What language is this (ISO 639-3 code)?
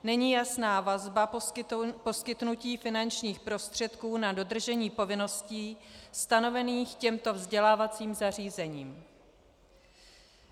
ces